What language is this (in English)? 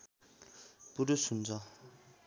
Nepali